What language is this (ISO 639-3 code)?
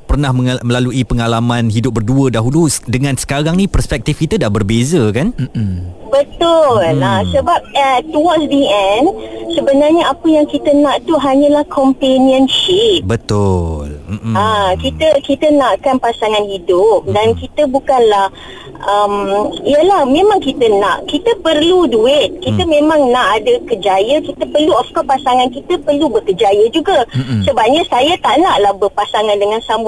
msa